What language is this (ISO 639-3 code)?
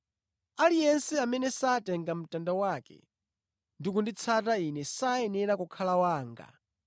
nya